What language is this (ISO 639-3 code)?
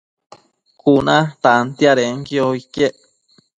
mcf